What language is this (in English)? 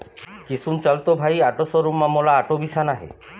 Chhattisgarhi